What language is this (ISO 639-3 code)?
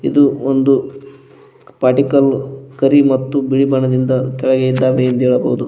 kan